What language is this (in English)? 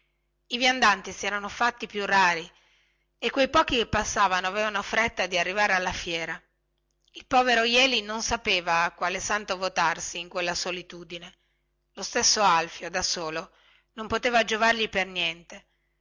Italian